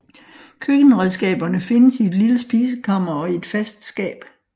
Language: Danish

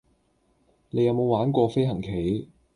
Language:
Cantonese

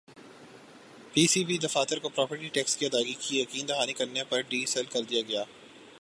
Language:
Urdu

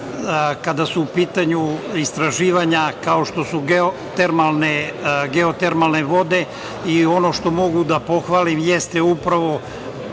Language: Serbian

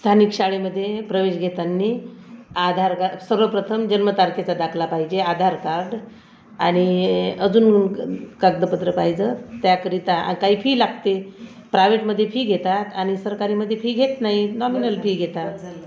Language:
Marathi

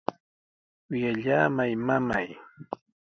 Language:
Sihuas Ancash Quechua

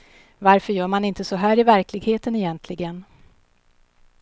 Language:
Swedish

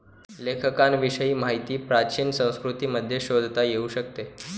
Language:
Marathi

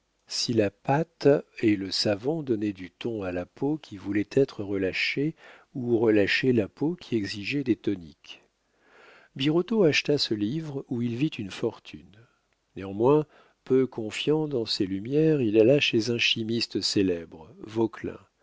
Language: French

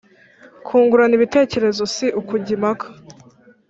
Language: Kinyarwanda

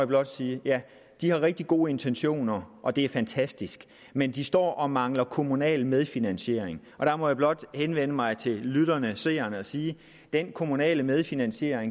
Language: Danish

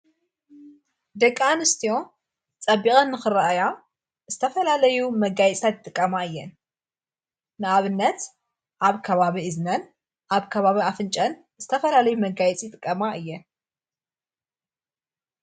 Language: Tigrinya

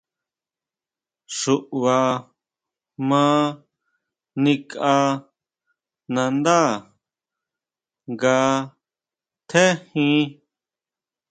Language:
Huautla Mazatec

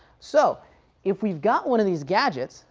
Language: English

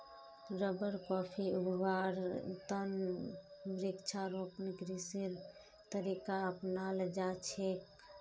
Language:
Magahi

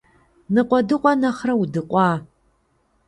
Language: Kabardian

